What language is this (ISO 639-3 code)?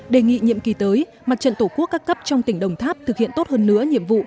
vie